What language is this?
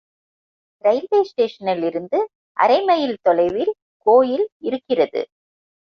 Tamil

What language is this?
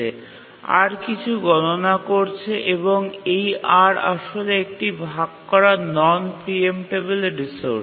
Bangla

